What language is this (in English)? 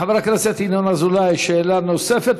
Hebrew